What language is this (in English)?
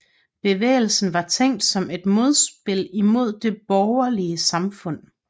Danish